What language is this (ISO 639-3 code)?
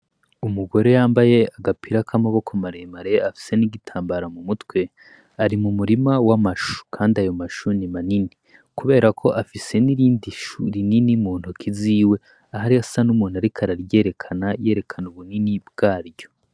run